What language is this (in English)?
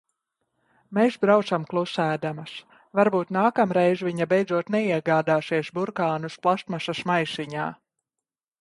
Latvian